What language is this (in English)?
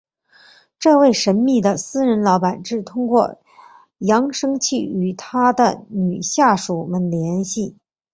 Chinese